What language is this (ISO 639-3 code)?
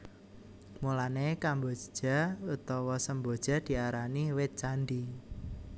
jav